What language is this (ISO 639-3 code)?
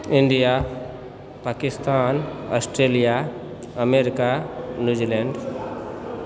mai